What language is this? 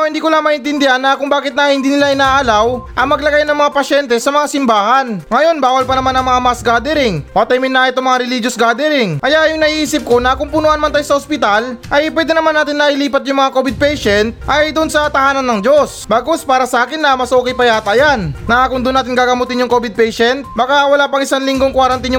Filipino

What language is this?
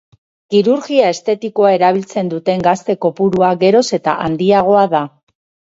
Basque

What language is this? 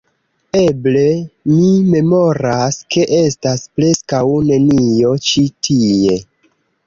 Esperanto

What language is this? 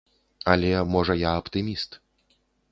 Belarusian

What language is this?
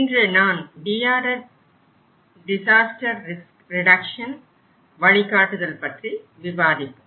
Tamil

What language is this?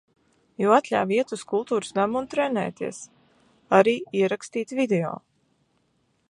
Latvian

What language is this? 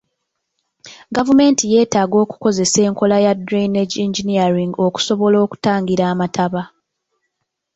Ganda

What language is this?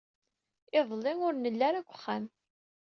Kabyle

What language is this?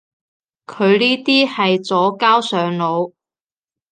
Cantonese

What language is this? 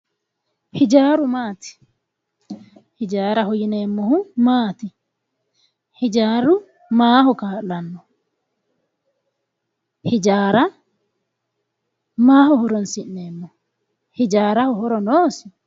Sidamo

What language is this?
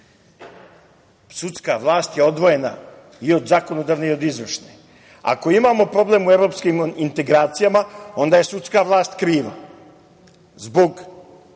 Serbian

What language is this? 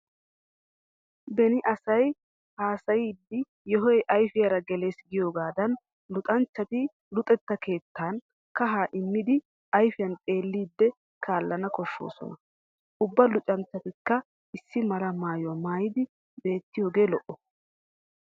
Wolaytta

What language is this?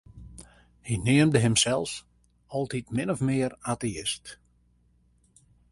Western Frisian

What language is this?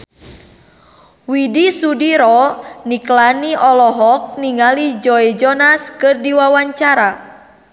Sundanese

